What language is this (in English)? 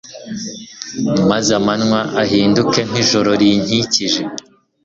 Kinyarwanda